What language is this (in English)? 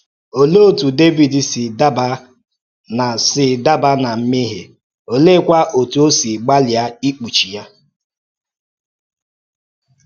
Igbo